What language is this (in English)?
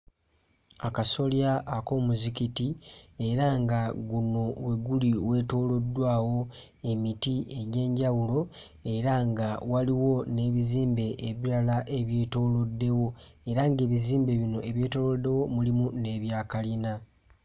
Ganda